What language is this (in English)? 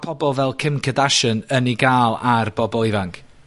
Welsh